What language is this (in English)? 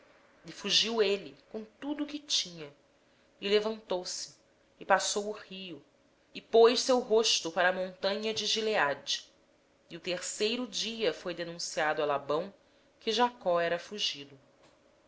Portuguese